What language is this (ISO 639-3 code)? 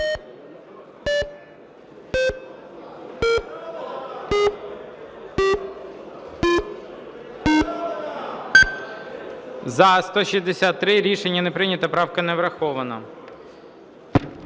ukr